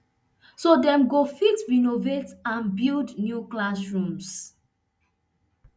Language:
Nigerian Pidgin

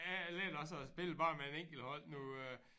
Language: Danish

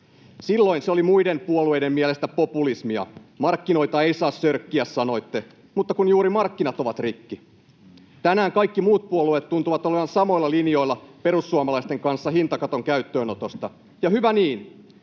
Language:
Finnish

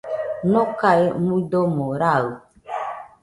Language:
Nüpode Huitoto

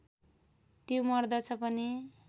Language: Nepali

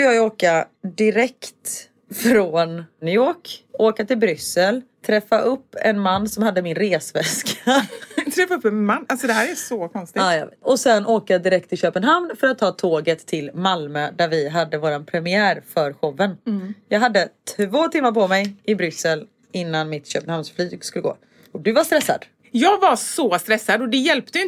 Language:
Swedish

